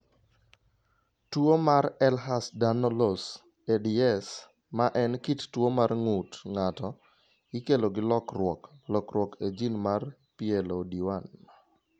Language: Luo (Kenya and Tanzania)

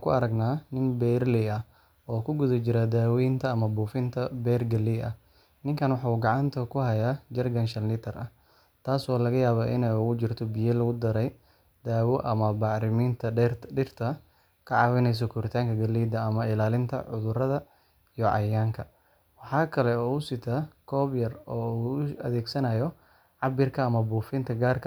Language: Somali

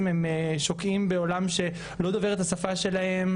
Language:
Hebrew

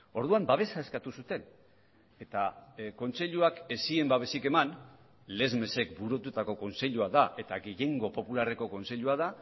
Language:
Basque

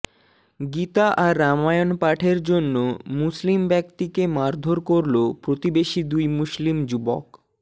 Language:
Bangla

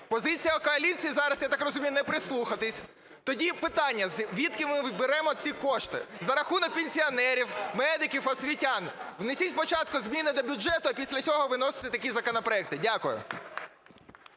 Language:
Ukrainian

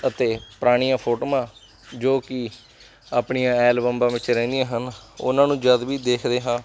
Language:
Punjabi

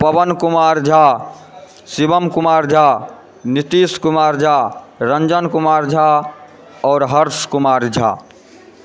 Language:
Maithili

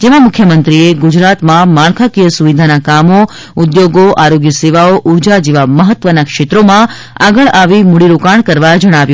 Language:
Gujarati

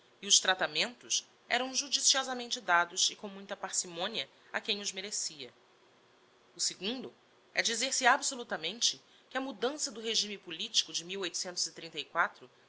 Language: Portuguese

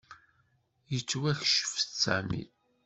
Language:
Kabyle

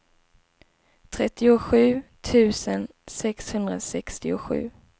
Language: Swedish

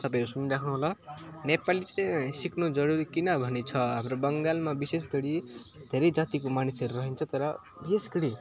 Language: Nepali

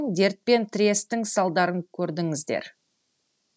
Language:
Kazakh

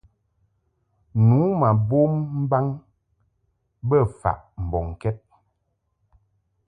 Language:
Mungaka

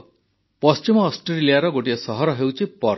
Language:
Odia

